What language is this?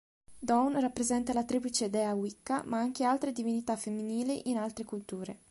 Italian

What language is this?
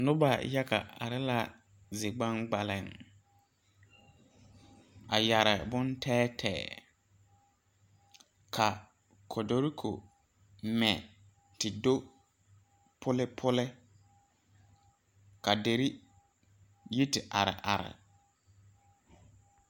Southern Dagaare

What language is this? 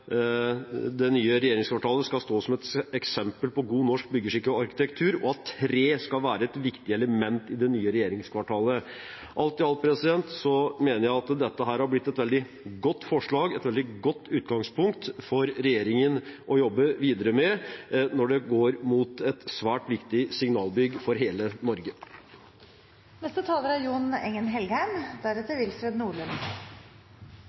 Norwegian Bokmål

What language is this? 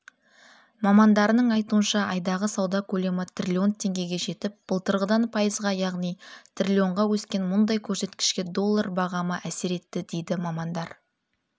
Kazakh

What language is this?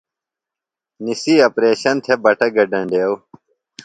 Phalura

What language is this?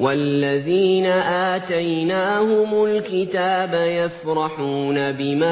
Arabic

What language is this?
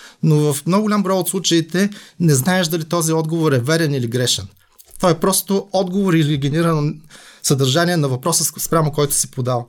Bulgarian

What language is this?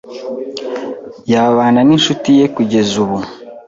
Kinyarwanda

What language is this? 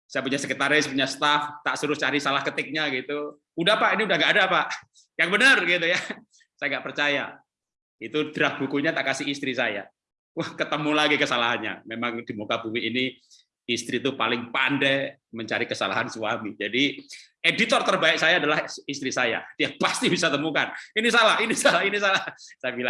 Indonesian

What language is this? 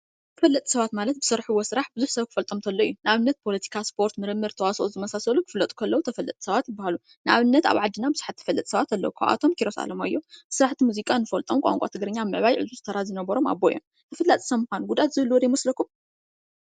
Tigrinya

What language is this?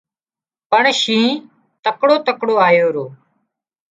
Wadiyara Koli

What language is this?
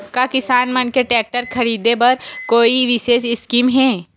Chhattisgarhi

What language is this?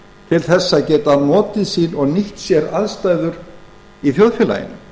Icelandic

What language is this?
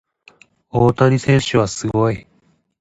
Japanese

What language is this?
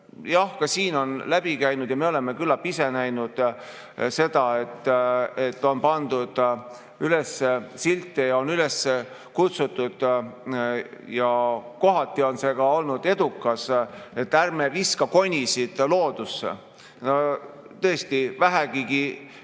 Estonian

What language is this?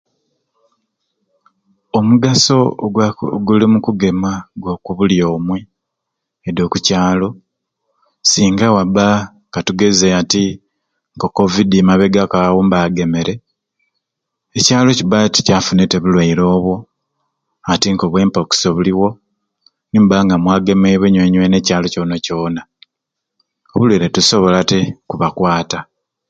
Ruuli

